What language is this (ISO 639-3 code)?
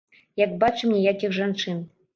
bel